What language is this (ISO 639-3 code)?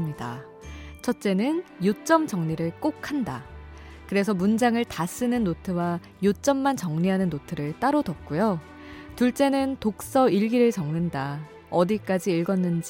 kor